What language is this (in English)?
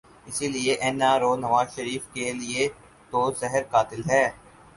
Urdu